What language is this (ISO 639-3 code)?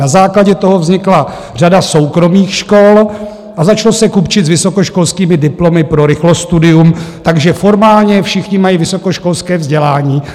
ces